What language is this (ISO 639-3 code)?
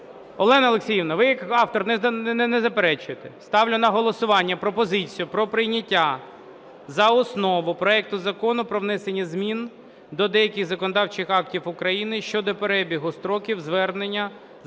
ukr